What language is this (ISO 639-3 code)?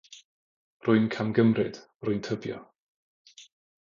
cym